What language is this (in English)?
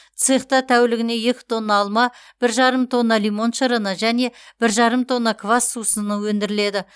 Kazakh